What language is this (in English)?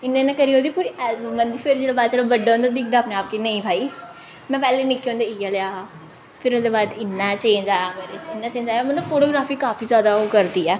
Dogri